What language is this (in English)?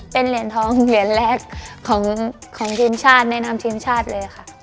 Thai